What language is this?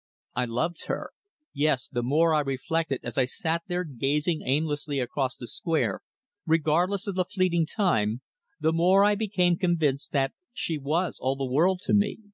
English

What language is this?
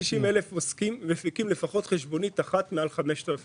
Hebrew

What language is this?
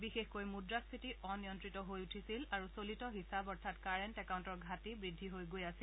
Assamese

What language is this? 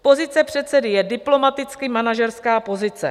Czech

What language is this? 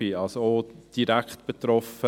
Swiss German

